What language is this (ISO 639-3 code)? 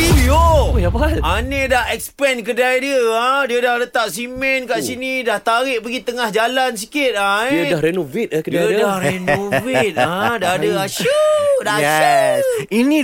msa